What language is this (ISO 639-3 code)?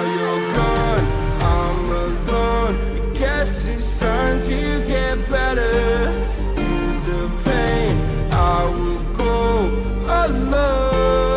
eng